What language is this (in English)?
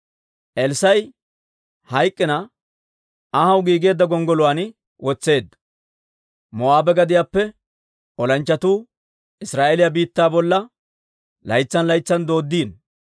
Dawro